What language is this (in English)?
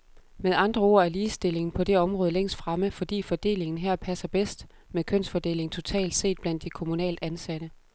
Danish